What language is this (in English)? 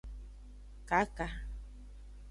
Aja (Benin)